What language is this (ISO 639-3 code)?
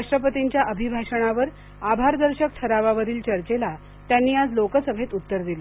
mar